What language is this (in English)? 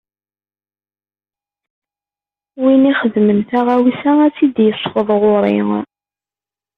Kabyle